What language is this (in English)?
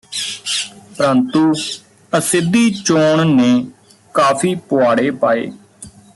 Punjabi